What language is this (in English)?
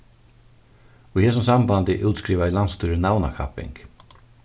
Faroese